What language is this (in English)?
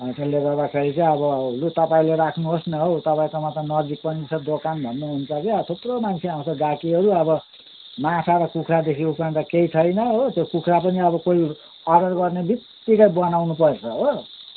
Nepali